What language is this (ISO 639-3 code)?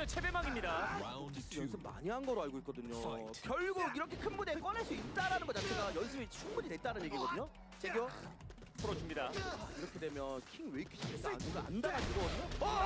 kor